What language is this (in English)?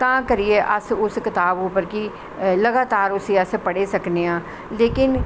Dogri